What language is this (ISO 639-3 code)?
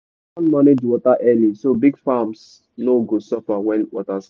pcm